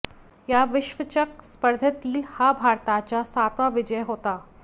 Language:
Marathi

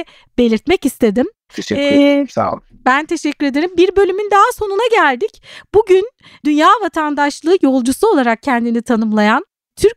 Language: Turkish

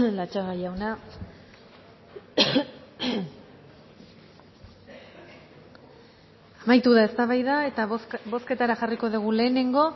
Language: Basque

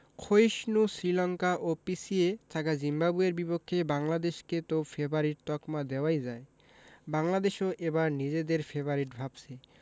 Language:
Bangla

